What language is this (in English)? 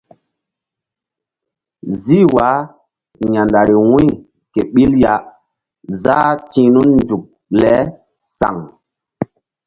Mbum